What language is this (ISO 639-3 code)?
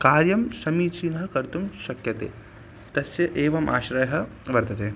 san